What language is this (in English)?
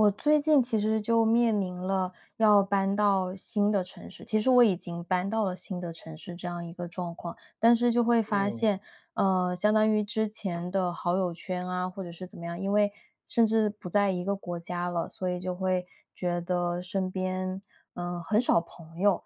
Chinese